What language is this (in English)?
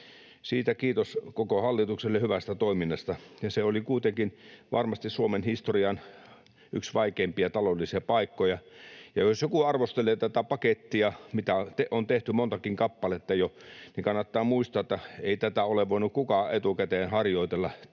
Finnish